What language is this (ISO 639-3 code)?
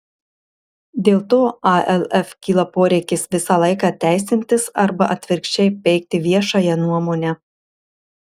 lit